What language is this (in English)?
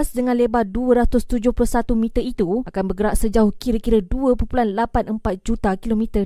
Malay